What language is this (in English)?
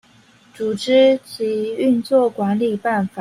Chinese